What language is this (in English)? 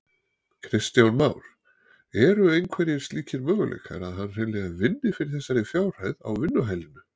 Icelandic